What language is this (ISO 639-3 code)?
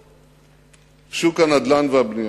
heb